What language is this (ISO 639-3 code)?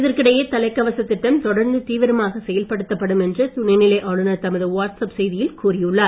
tam